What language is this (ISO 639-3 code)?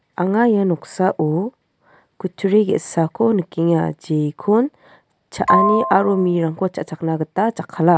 grt